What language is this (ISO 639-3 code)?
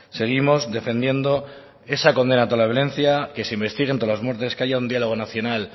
spa